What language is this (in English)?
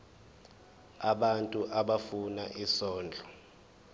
Zulu